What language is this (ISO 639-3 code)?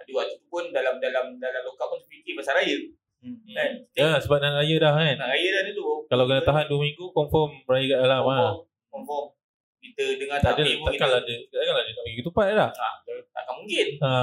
msa